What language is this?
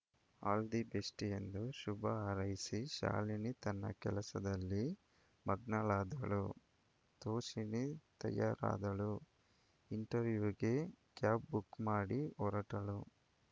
Kannada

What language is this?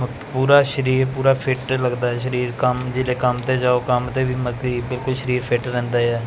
Punjabi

